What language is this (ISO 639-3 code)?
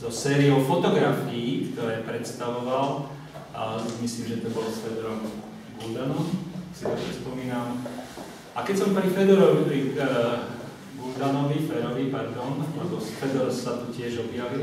slk